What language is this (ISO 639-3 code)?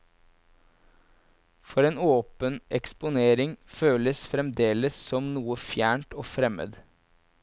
nor